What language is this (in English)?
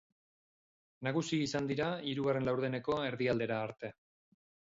Basque